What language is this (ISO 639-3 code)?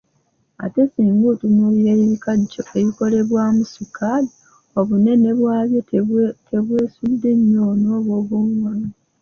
lug